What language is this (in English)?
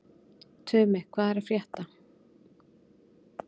Icelandic